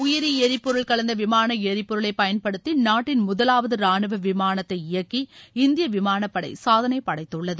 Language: Tamil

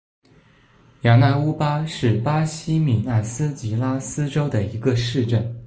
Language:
Chinese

